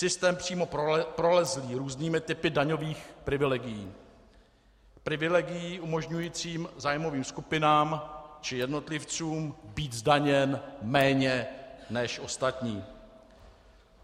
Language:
Czech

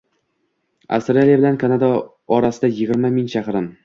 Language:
Uzbek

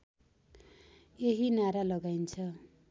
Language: Nepali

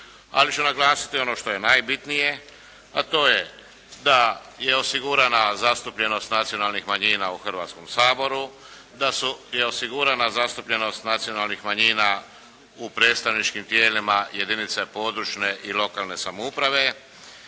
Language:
Croatian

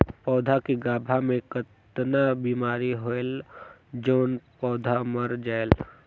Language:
Chhattisgarhi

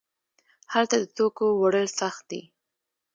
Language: Pashto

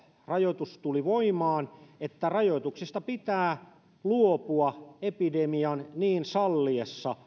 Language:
Finnish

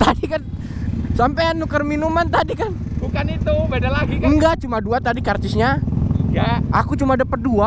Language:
Indonesian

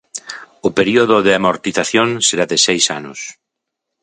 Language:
Galician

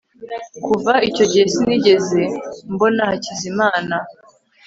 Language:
Kinyarwanda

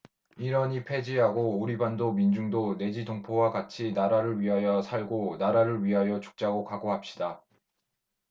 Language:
Korean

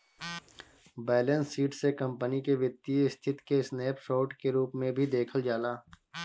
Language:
Bhojpuri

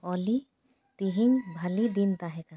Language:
Santali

